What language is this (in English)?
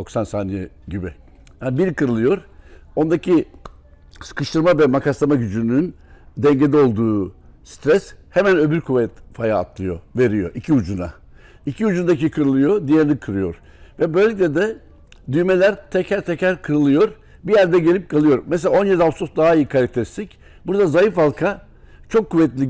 Turkish